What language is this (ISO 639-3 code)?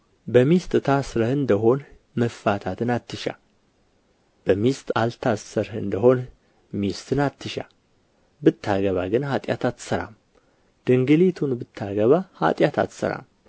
amh